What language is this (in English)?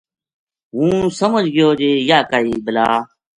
Gujari